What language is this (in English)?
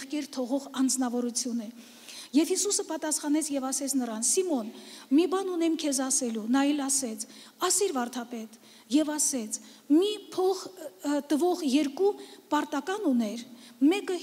Romanian